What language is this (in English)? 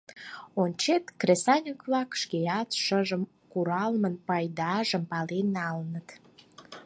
Mari